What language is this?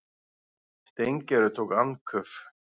Icelandic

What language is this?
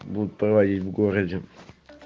Russian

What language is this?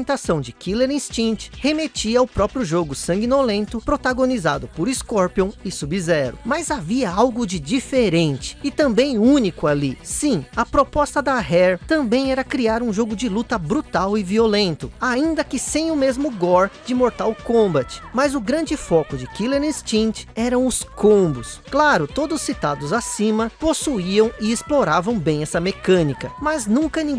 Portuguese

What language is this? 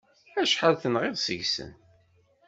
Kabyle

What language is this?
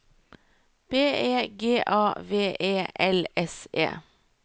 Norwegian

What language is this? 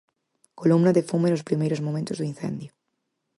Galician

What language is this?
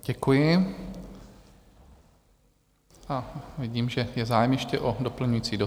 Czech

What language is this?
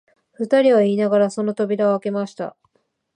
Japanese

